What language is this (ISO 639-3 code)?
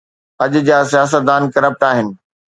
snd